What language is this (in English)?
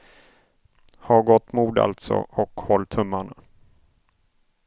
Swedish